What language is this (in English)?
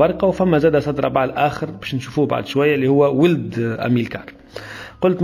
Arabic